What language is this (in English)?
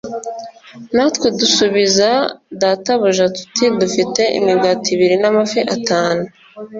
Kinyarwanda